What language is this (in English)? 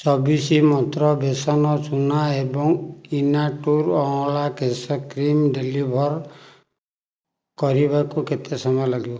Odia